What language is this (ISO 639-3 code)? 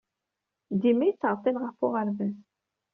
kab